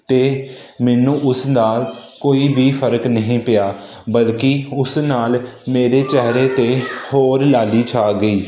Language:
Punjabi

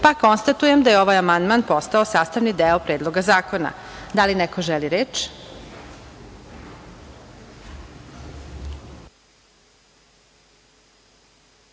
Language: Serbian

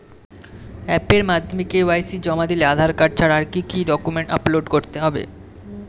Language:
Bangla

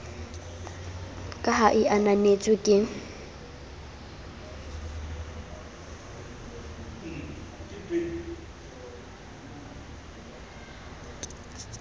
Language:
Southern Sotho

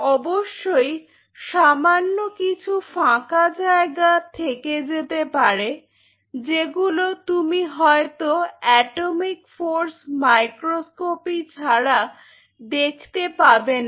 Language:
Bangla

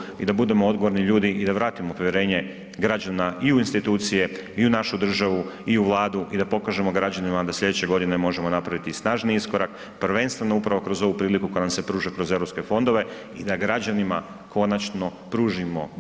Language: Croatian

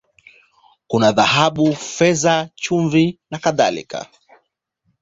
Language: Swahili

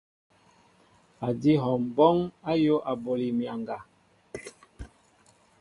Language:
Mbo (Cameroon)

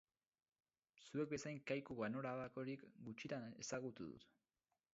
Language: Basque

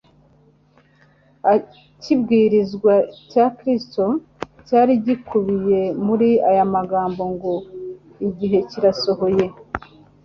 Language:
Kinyarwanda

